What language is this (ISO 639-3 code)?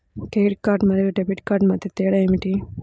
tel